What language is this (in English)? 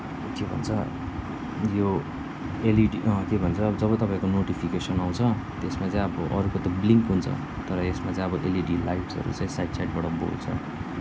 Nepali